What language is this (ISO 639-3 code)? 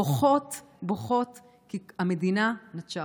heb